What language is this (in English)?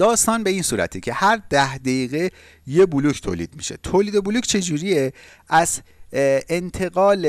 Persian